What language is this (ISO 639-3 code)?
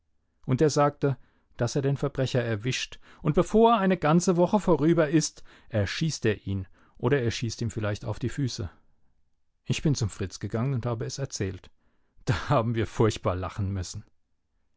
deu